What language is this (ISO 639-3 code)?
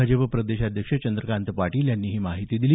mar